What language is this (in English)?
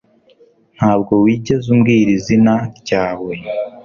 Kinyarwanda